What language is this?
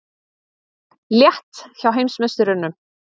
Icelandic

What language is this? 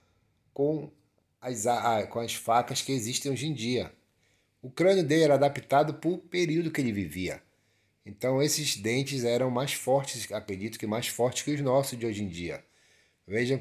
Portuguese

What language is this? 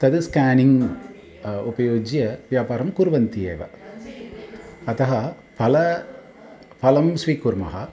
Sanskrit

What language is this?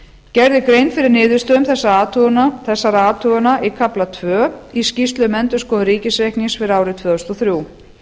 Icelandic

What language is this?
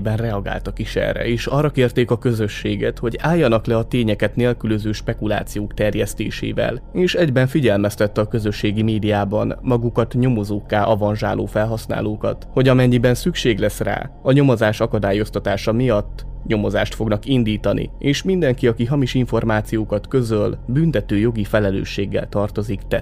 Hungarian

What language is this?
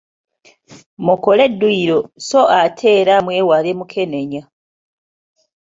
Ganda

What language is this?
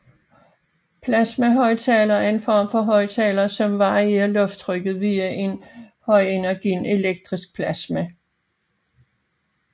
Danish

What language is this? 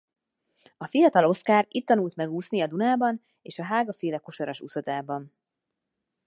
Hungarian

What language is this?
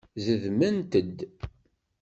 Kabyle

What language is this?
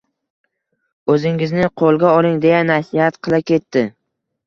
Uzbek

